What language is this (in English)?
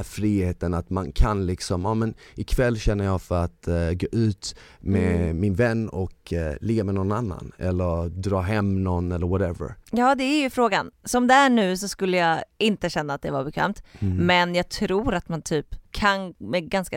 Swedish